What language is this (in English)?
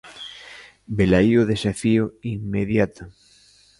Galician